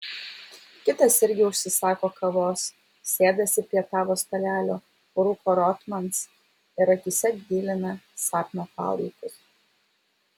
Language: Lithuanian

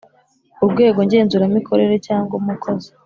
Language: Kinyarwanda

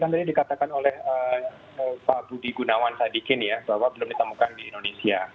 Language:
Indonesian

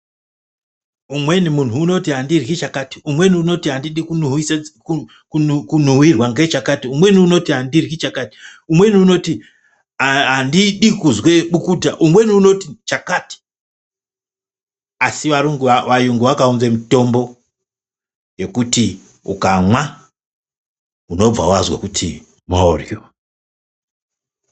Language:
Ndau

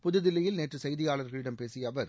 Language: Tamil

